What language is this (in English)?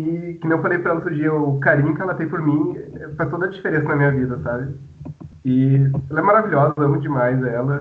Portuguese